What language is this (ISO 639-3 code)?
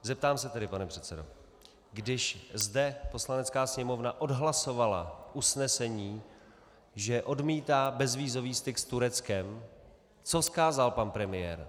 ces